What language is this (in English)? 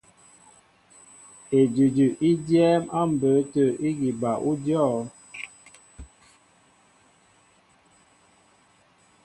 Mbo (Cameroon)